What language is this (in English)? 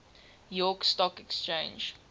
English